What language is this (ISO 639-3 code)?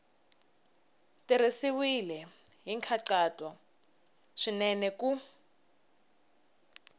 tso